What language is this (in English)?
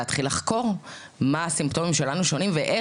Hebrew